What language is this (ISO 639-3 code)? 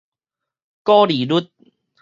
nan